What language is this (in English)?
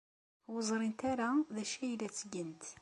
Kabyle